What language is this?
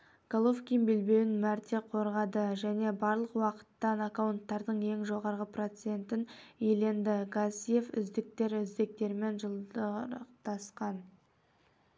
Kazakh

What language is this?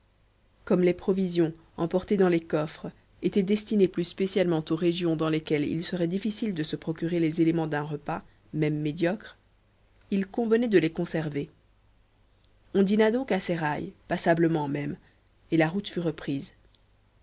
French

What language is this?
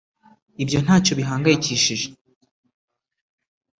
Kinyarwanda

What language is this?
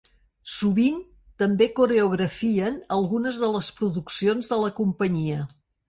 Catalan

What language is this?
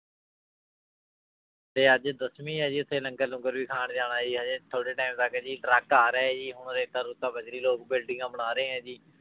Punjabi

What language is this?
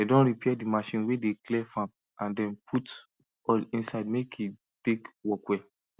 Nigerian Pidgin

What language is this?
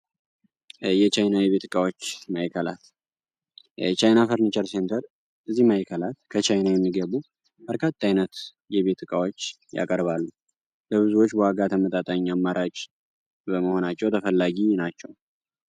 Amharic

